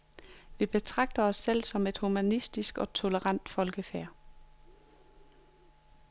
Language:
Danish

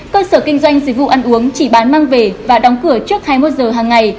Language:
Vietnamese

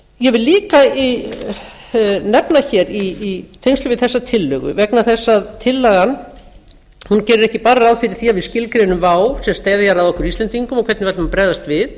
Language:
Icelandic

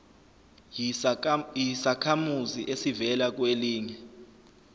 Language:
Zulu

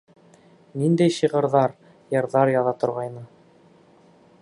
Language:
Bashkir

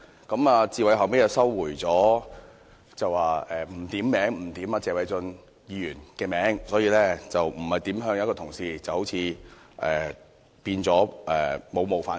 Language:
Cantonese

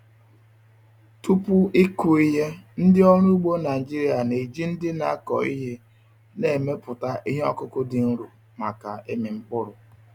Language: Igbo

